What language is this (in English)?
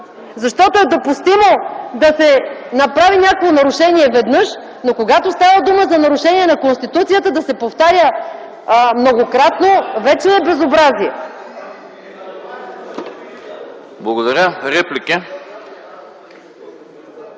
Bulgarian